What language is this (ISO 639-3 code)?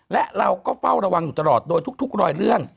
tha